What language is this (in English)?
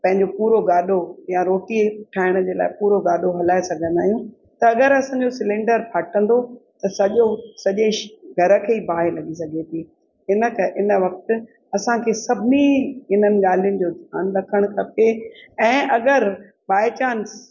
Sindhi